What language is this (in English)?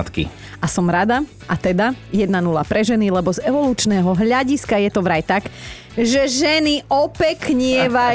Slovak